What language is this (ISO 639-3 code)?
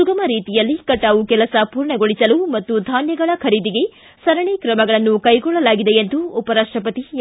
kan